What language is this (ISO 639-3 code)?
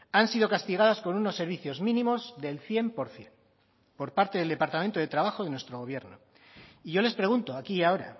spa